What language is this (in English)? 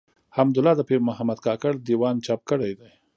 Pashto